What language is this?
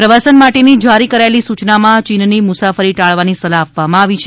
Gujarati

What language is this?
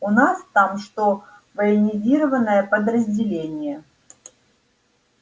Russian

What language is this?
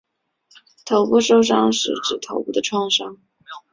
Chinese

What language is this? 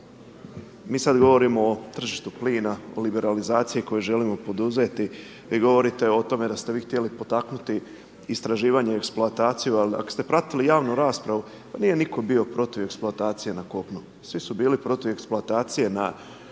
Croatian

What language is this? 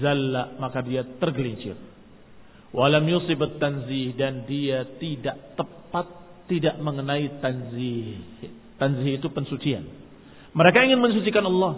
Indonesian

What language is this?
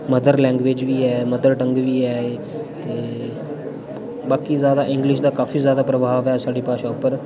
Dogri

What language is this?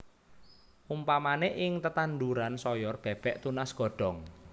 Javanese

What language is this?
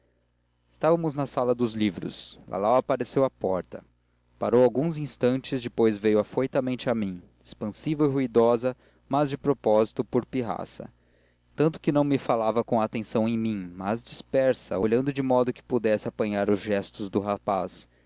Portuguese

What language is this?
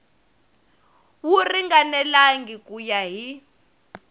Tsonga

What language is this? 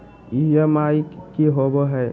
Magahi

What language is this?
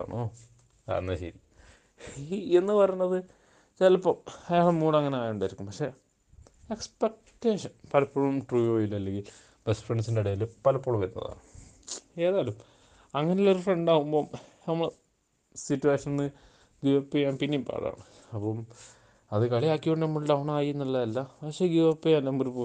Malayalam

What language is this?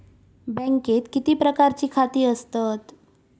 Marathi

